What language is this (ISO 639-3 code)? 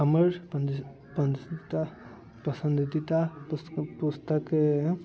mai